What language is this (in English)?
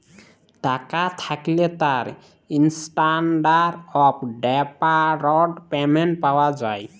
Bangla